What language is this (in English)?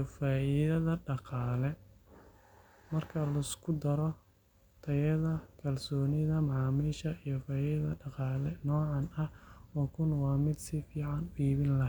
Somali